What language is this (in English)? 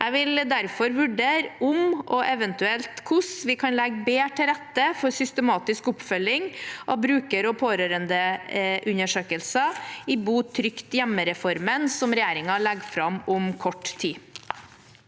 Norwegian